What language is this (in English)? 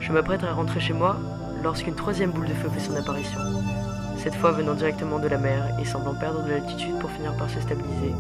French